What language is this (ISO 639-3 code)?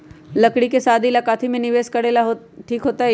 mag